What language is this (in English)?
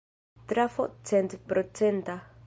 Esperanto